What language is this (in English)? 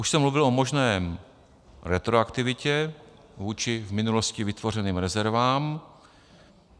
Czech